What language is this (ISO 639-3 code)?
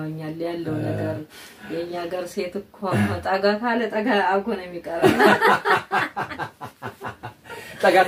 ara